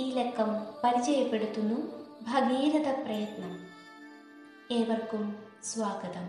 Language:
Malayalam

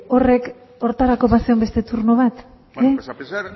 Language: Basque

